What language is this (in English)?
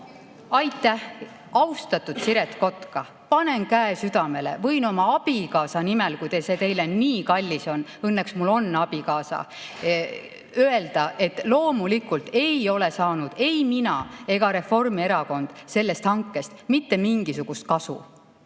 Estonian